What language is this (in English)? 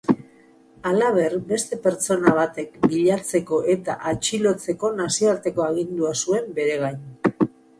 Basque